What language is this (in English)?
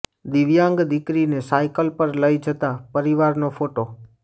Gujarati